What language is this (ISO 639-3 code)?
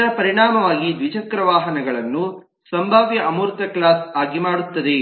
kan